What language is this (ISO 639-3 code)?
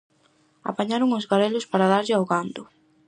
glg